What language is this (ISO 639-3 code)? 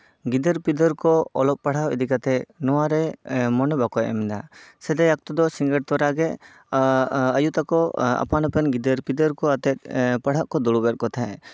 sat